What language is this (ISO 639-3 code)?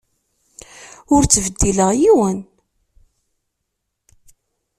kab